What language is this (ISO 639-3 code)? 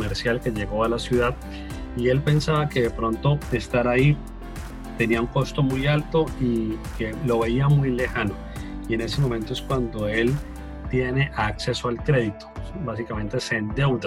spa